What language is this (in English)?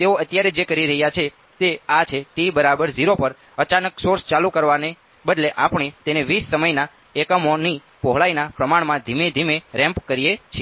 Gujarati